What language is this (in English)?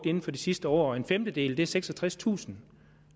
Danish